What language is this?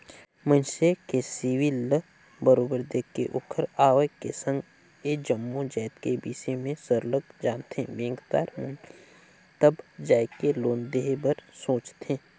Chhattisgarhi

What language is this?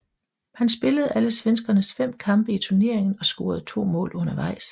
Danish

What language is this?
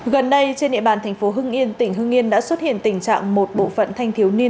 Vietnamese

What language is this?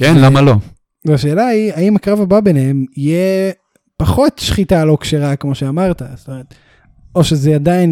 Hebrew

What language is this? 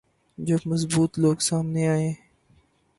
Urdu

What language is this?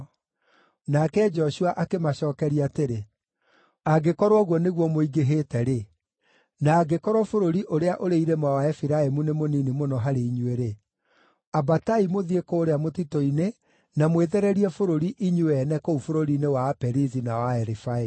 Kikuyu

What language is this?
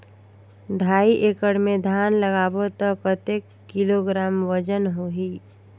Chhattisgarhi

